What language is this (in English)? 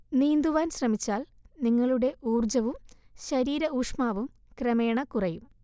Malayalam